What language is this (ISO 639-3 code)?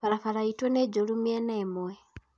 kik